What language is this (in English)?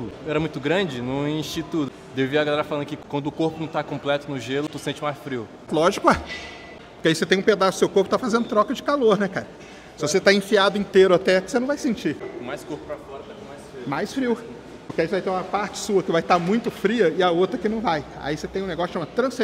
Portuguese